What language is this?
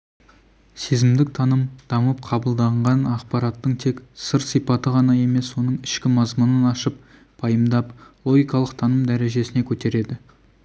Kazakh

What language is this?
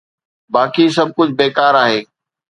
Sindhi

